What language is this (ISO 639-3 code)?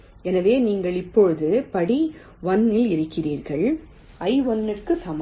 tam